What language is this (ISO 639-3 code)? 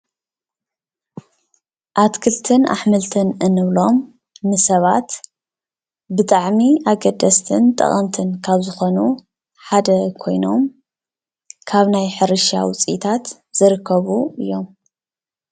tir